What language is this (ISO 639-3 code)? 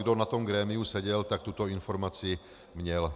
ces